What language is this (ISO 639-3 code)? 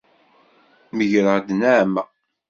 kab